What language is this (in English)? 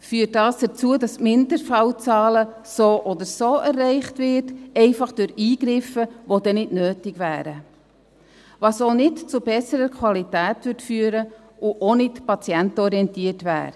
Swiss German